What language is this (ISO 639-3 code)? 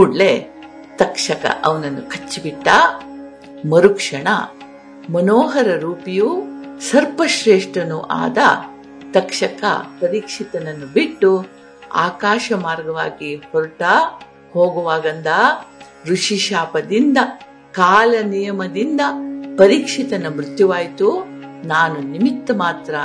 kan